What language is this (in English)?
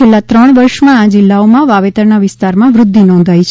Gujarati